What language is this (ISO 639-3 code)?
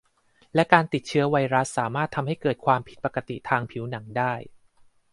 tha